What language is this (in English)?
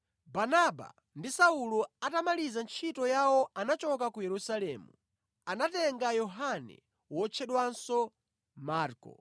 Nyanja